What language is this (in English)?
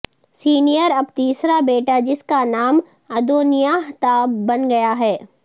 Urdu